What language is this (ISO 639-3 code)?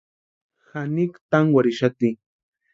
pua